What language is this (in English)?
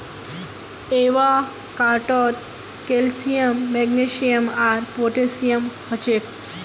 Magahi